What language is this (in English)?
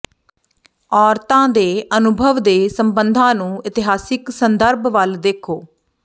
Punjabi